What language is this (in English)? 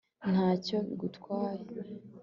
Kinyarwanda